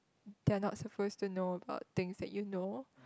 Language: English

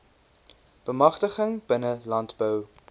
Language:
Afrikaans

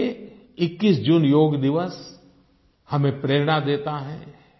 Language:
Hindi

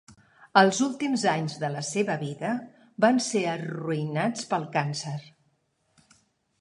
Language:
Catalan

